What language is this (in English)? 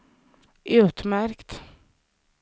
Swedish